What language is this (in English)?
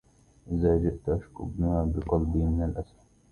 Arabic